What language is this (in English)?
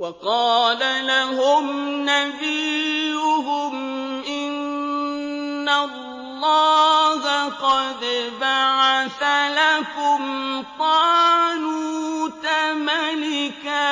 Arabic